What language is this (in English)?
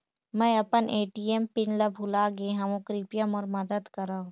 Chhattisgarhi